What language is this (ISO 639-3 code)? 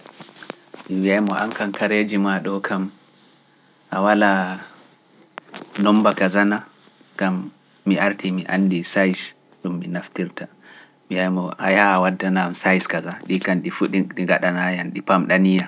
fuf